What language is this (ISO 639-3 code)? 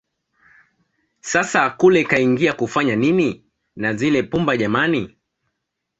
swa